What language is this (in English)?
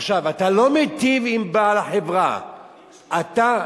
Hebrew